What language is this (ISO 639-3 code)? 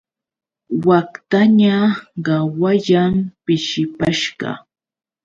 qux